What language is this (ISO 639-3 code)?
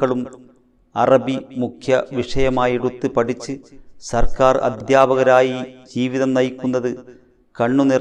hin